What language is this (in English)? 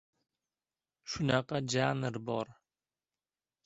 Uzbek